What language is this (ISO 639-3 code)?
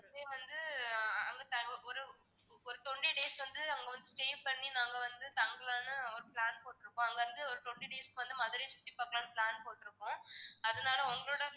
tam